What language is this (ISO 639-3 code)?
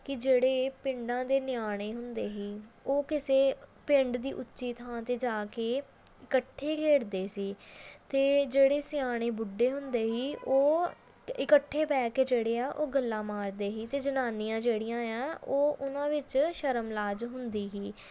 pan